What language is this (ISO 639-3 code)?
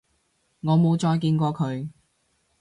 yue